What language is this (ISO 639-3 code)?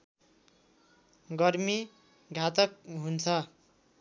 nep